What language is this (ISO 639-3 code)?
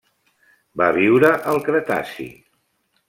cat